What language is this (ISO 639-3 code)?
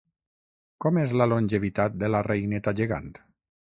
cat